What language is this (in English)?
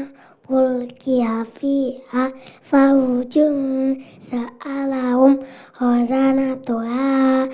Indonesian